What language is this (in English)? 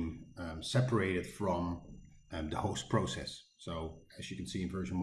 English